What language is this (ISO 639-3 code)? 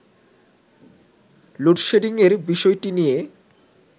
ben